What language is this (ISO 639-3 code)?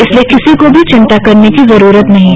hin